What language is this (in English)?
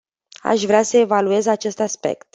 Romanian